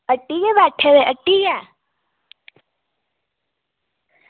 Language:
Dogri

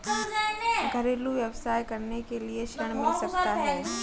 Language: Hindi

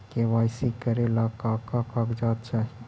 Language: Magahi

